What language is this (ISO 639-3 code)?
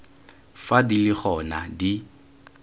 tsn